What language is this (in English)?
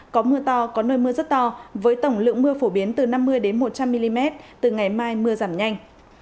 Vietnamese